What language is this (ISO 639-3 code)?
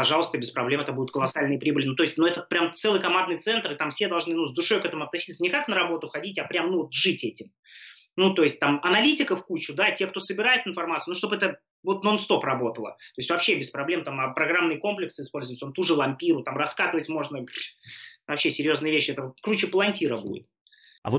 rus